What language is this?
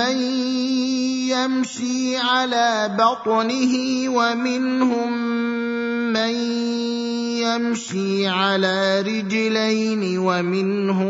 Arabic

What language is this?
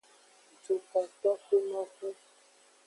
Aja (Benin)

